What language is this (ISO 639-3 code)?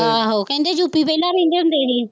pan